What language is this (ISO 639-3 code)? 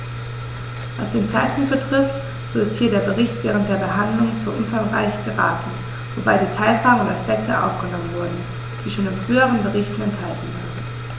deu